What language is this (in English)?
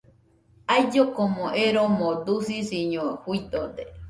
Nüpode Huitoto